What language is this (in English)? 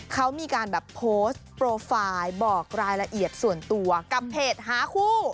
Thai